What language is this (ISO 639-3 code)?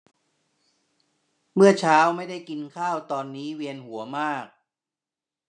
tha